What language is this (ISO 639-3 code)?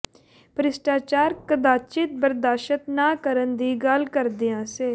pan